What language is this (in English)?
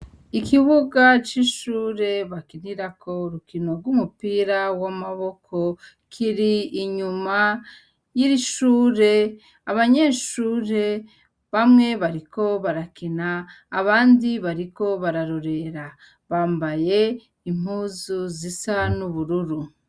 Rundi